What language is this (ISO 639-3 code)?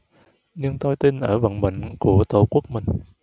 vie